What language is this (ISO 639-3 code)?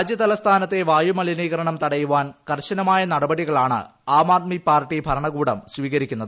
mal